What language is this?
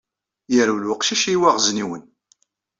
Kabyle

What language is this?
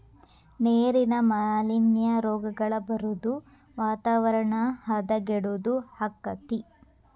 Kannada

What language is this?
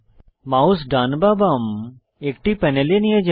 Bangla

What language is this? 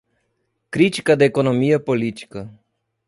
Portuguese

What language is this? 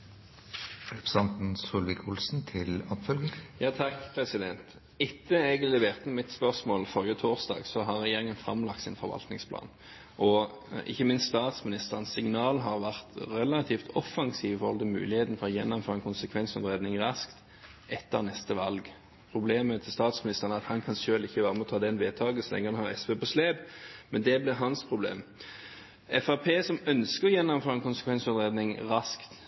Norwegian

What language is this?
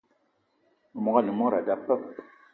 Eton (Cameroon)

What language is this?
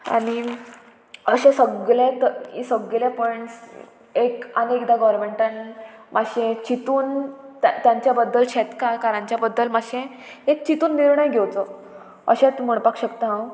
Konkani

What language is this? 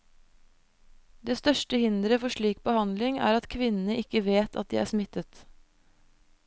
Norwegian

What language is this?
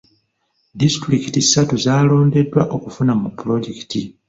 Ganda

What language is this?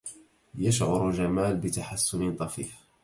Arabic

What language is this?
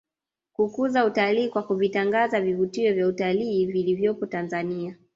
Swahili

